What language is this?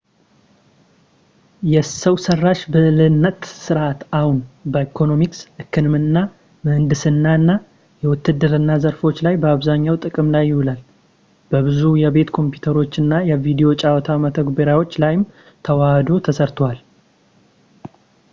Amharic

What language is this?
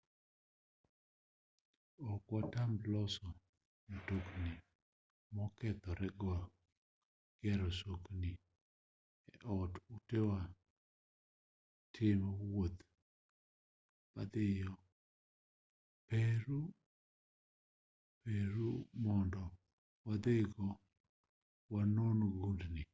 Luo (Kenya and Tanzania)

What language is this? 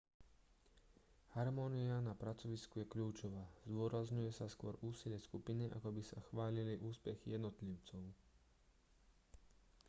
Slovak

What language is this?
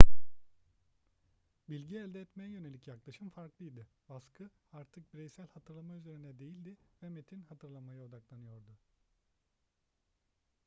Turkish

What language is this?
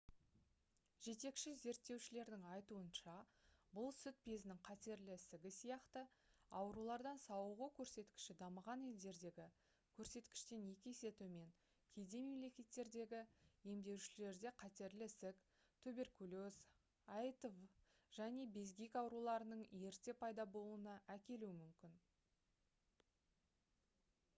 Kazakh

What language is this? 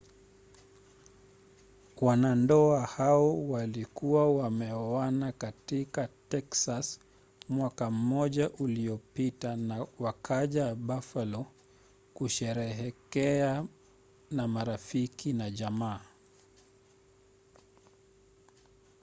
Swahili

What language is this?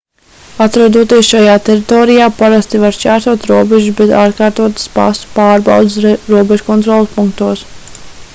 Latvian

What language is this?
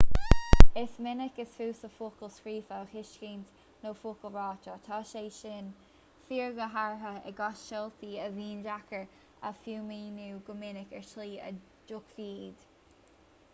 Irish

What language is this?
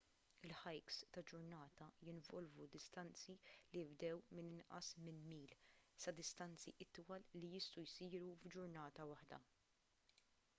Maltese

